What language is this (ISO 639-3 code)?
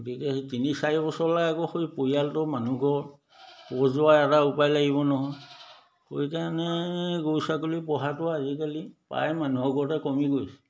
asm